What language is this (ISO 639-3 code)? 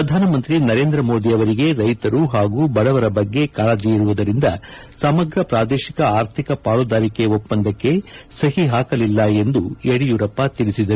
kan